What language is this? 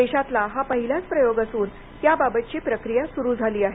Marathi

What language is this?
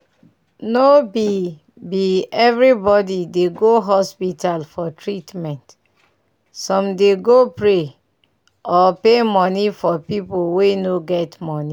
Nigerian Pidgin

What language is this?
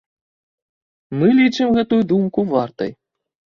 Belarusian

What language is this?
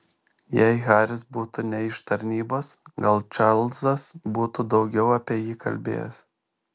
Lithuanian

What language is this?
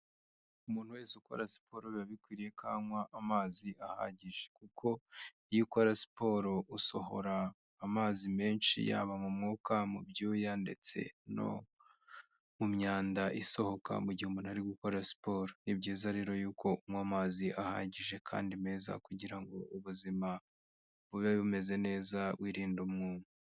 Kinyarwanda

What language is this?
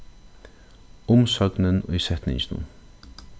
Faroese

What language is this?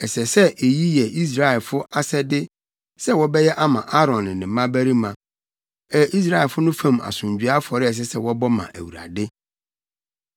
Akan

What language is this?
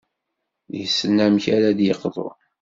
Kabyle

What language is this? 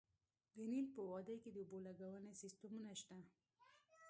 Pashto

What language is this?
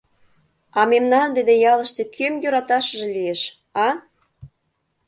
Mari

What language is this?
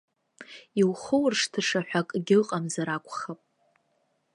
Abkhazian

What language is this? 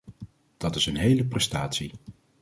Dutch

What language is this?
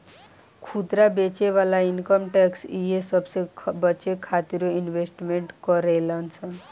Bhojpuri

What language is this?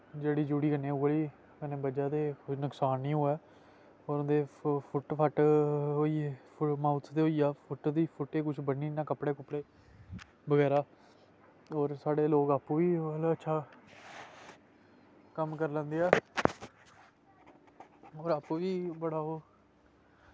Dogri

